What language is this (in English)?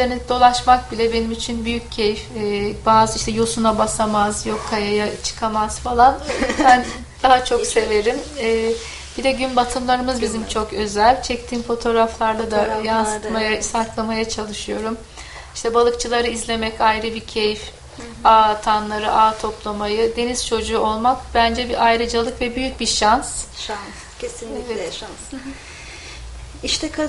Turkish